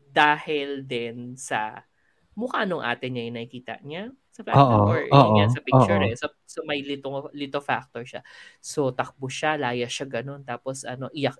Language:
Filipino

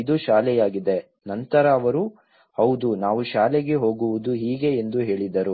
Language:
Kannada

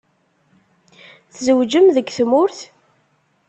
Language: Kabyle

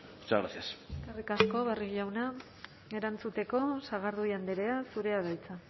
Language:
Basque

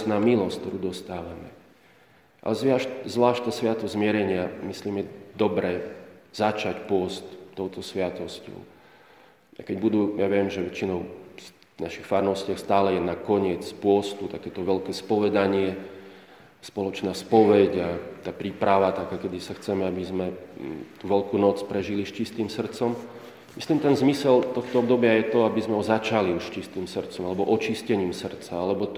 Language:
Slovak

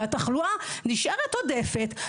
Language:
Hebrew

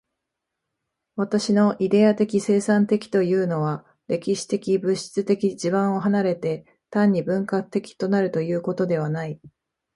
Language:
Japanese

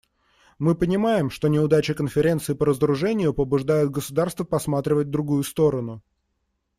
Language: Russian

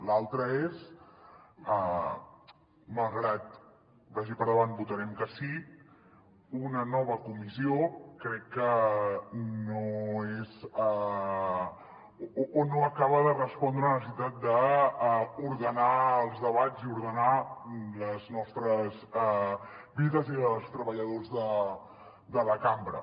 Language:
Catalan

